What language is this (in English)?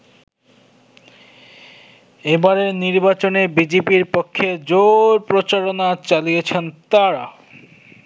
Bangla